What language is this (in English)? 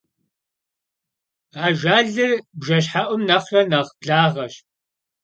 Kabardian